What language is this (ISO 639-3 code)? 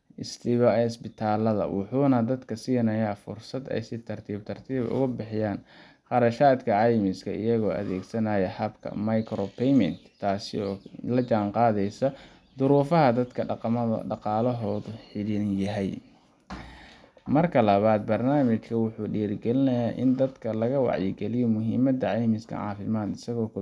som